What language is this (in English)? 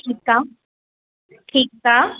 Sindhi